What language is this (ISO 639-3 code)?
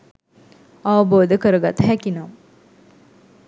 sin